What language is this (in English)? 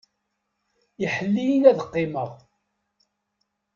Kabyle